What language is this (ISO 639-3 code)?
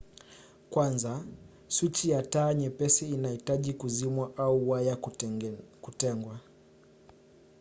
swa